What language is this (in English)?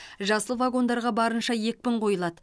Kazakh